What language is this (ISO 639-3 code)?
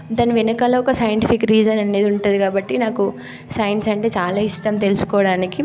tel